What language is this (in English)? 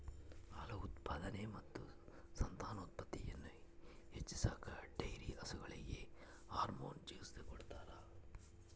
Kannada